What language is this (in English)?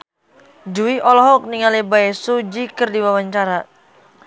Sundanese